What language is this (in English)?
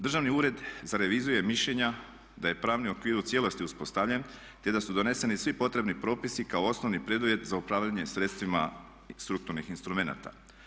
Croatian